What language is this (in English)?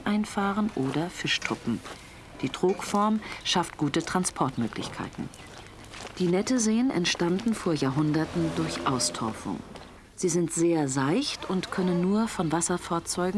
German